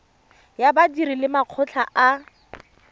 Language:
Tswana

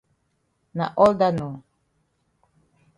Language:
Cameroon Pidgin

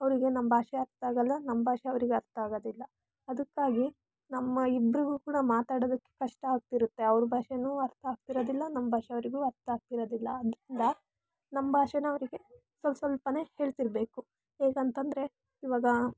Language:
Kannada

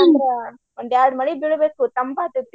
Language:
Kannada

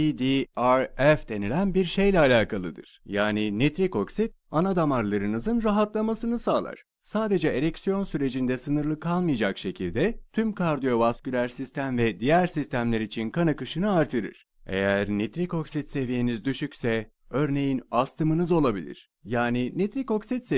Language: Turkish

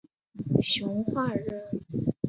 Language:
Chinese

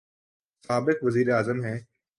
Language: Urdu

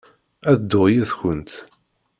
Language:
Kabyle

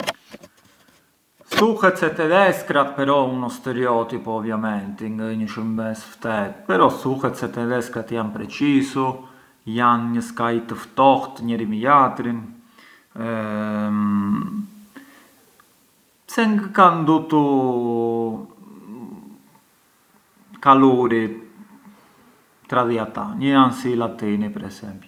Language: Arbëreshë Albanian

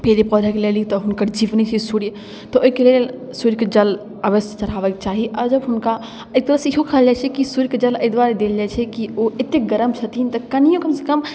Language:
Maithili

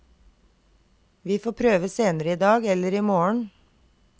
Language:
Norwegian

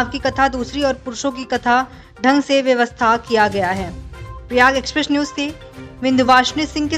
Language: Hindi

